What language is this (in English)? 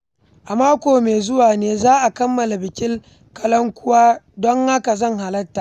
Hausa